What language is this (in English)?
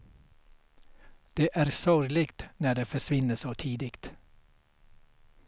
Swedish